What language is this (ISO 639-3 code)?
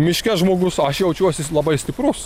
lit